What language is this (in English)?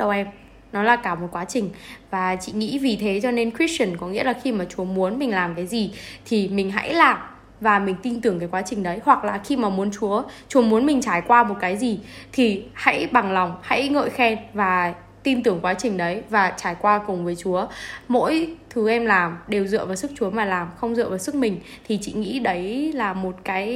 Vietnamese